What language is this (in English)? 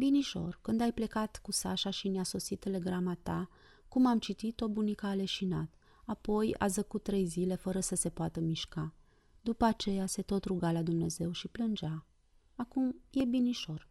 Romanian